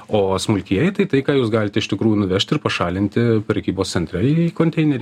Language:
Lithuanian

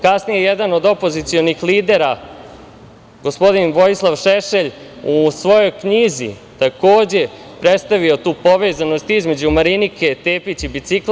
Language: Serbian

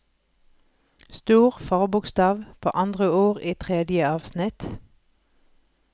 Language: Norwegian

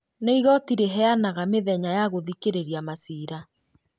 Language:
Kikuyu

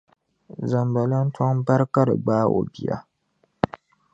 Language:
Dagbani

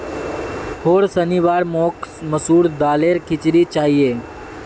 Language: Magahi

